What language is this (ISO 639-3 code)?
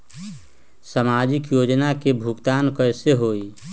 mag